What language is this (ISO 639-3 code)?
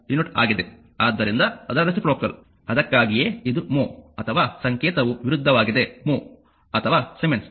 kan